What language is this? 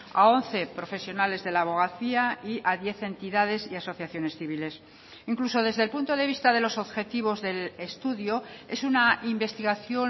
Spanish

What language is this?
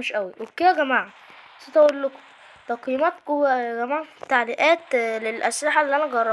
Arabic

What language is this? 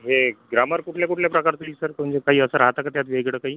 Marathi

